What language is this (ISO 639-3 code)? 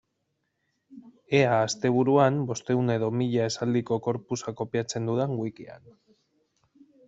eus